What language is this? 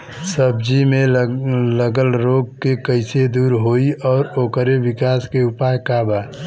Bhojpuri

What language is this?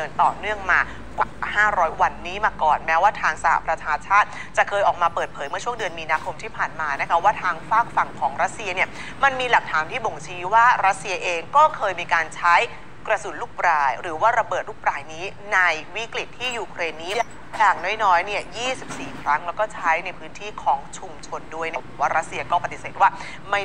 Thai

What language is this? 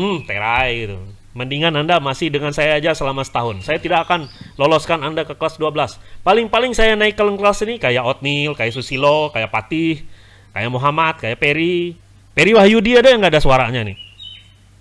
Indonesian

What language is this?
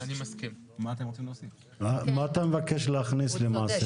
Hebrew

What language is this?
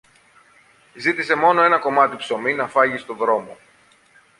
Greek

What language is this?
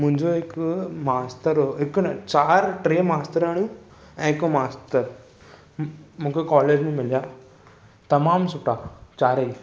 Sindhi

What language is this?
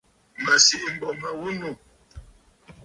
Bafut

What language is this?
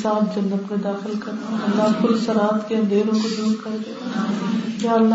Urdu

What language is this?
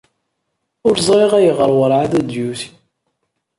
Kabyle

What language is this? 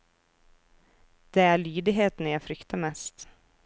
Norwegian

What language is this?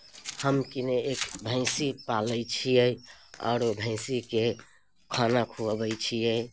Maithili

